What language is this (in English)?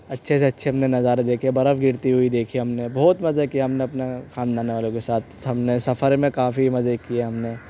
Urdu